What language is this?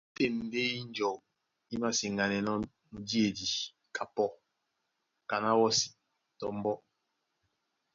Duala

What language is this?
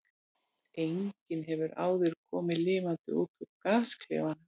Icelandic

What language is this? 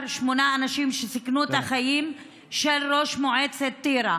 Hebrew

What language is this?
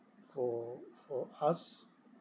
English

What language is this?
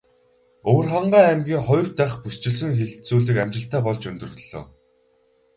Mongolian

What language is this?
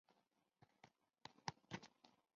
Chinese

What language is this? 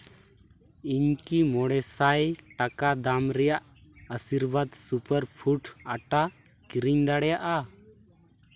Santali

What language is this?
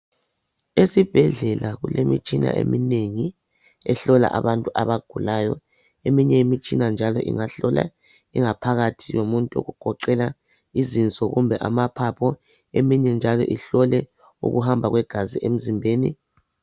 North Ndebele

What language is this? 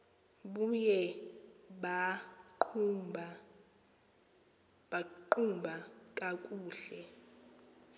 Xhosa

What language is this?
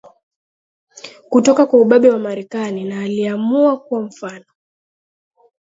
Swahili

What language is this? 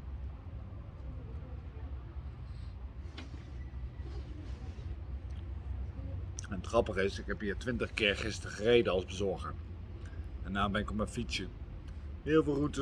Dutch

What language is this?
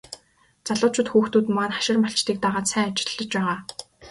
Mongolian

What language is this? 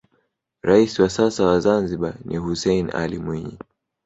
Swahili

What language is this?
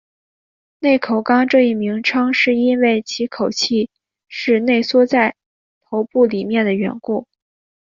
Chinese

